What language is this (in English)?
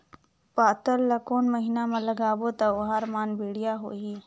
Chhattisgarhi